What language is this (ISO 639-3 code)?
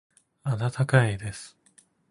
jpn